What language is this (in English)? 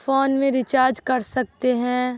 Urdu